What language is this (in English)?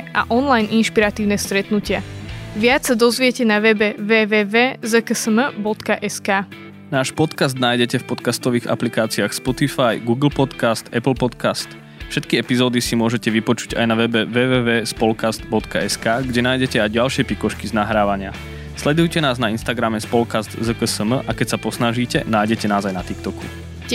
Slovak